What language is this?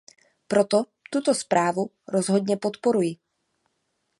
Czech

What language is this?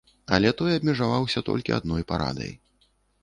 Belarusian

